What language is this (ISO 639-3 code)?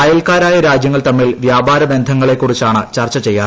mal